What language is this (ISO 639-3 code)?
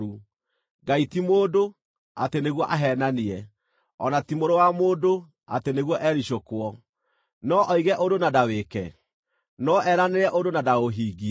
kik